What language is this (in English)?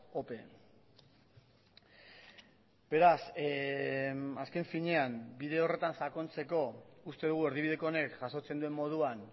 Basque